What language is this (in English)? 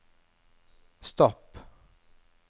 Norwegian